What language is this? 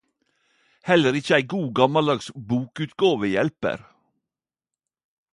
Norwegian Nynorsk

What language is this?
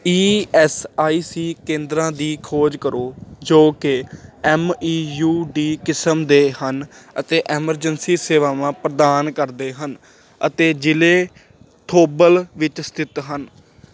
Punjabi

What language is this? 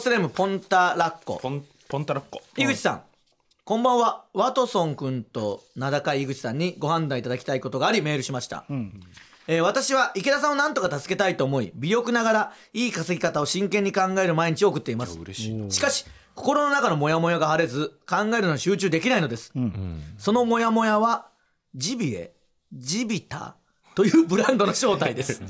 Japanese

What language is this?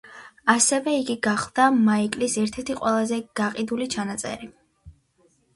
Georgian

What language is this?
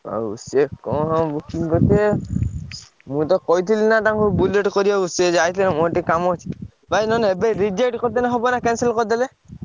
Odia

